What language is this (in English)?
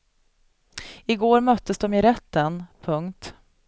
Swedish